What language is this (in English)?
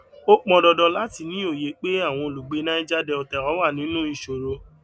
Yoruba